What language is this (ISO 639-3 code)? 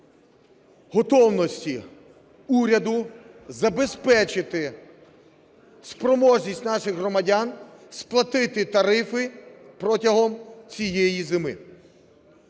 ukr